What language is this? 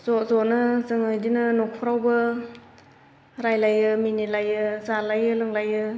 Bodo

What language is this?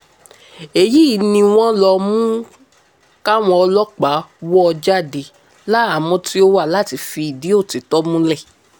Yoruba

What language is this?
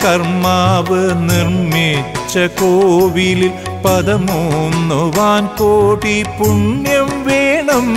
Greek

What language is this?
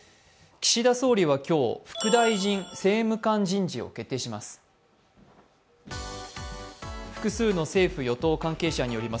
Japanese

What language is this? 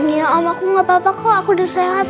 Indonesian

